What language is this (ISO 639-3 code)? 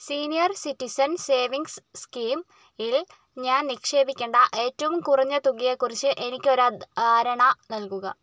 mal